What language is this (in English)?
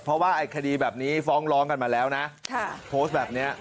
Thai